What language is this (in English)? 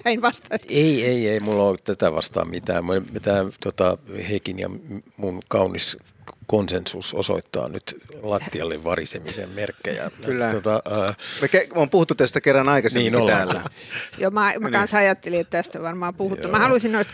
Finnish